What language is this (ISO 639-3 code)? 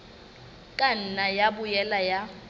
sot